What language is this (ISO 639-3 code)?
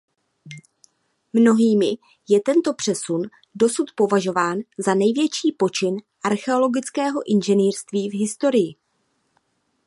ces